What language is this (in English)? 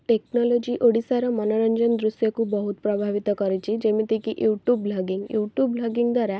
Odia